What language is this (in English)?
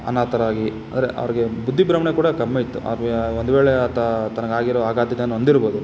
Kannada